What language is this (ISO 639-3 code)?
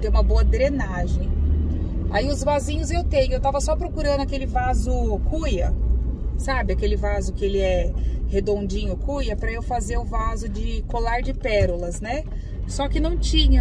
por